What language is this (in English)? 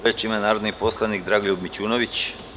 Serbian